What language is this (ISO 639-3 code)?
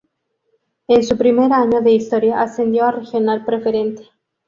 spa